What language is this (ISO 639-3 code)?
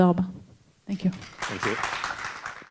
heb